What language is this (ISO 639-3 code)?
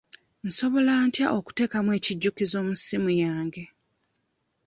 lug